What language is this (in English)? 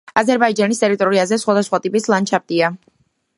Georgian